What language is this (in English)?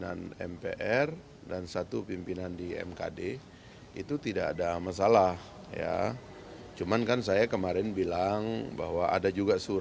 Indonesian